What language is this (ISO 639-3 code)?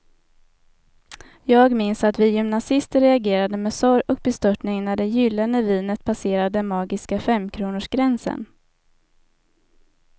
swe